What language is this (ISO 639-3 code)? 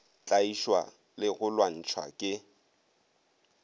nso